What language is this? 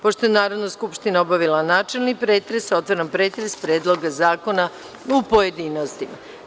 Serbian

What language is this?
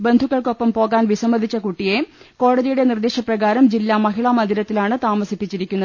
Malayalam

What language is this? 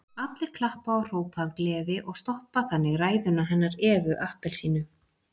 Icelandic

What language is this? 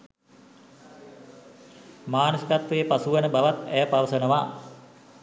Sinhala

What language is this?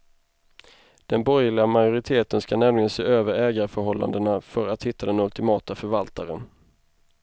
Swedish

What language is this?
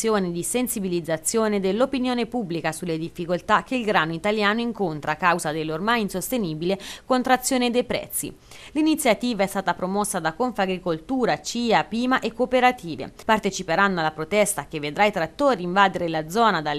Italian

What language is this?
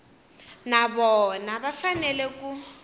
Tsonga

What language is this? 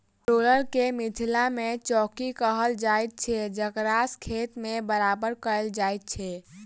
Maithili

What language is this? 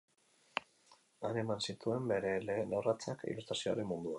Basque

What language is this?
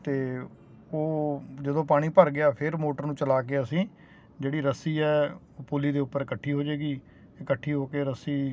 Punjabi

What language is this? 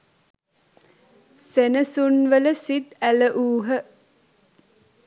Sinhala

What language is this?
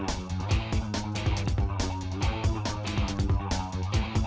Indonesian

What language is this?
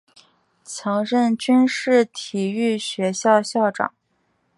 Chinese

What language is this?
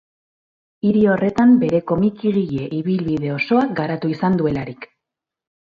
Basque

